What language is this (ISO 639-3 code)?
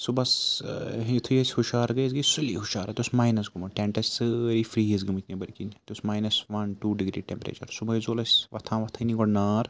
kas